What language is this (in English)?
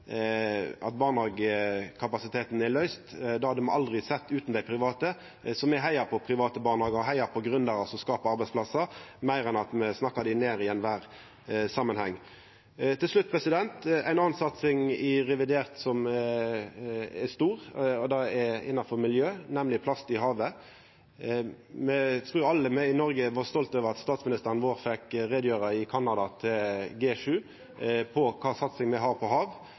Norwegian Nynorsk